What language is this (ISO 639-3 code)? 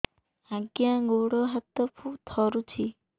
ori